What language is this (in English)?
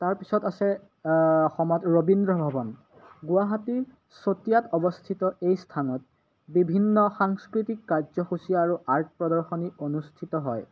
Assamese